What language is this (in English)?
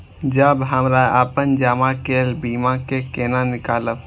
Maithili